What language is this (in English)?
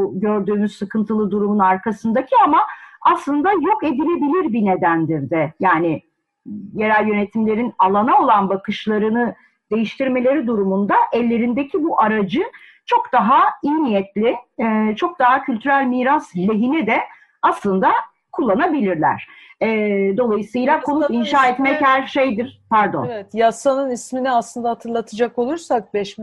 Turkish